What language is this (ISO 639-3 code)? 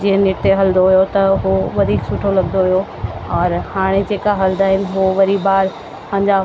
snd